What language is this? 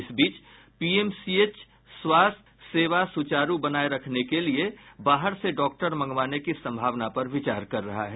Hindi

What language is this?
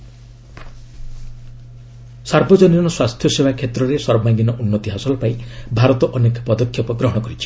Odia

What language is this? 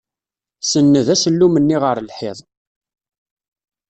Kabyle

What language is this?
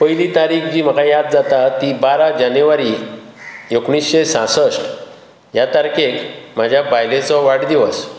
Konkani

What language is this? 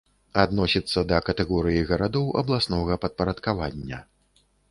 Belarusian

